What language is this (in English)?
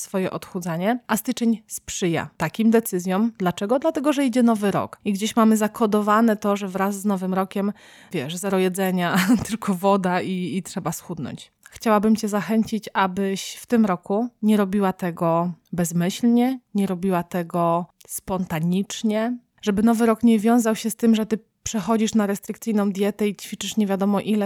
Polish